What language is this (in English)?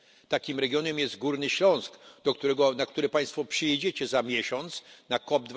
Polish